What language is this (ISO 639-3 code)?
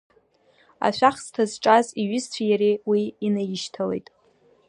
abk